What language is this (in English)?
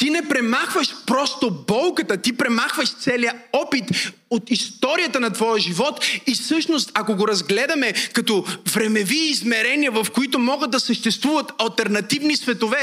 Bulgarian